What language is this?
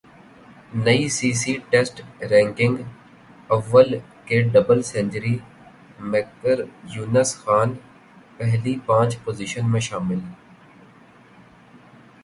Urdu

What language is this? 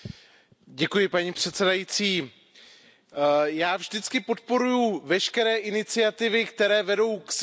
Czech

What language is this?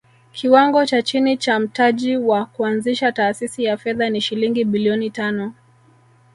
Swahili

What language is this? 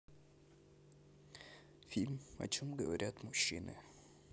Russian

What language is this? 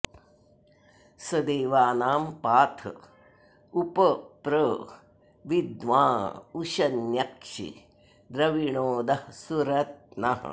Sanskrit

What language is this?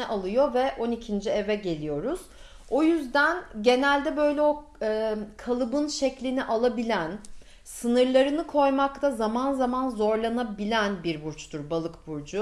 Turkish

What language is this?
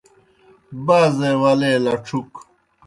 Kohistani Shina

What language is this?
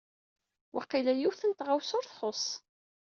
Kabyle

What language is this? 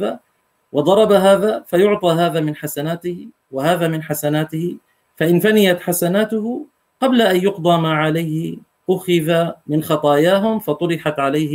Arabic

